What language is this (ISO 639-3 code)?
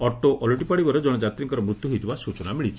ori